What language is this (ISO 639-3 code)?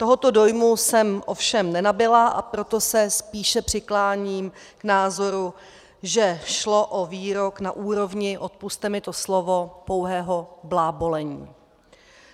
ces